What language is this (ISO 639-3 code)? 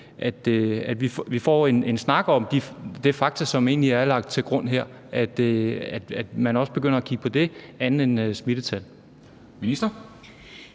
dan